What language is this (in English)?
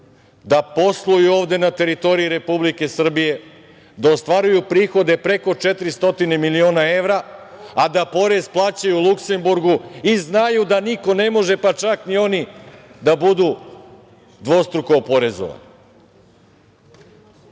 Serbian